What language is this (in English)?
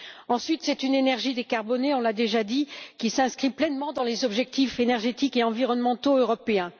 French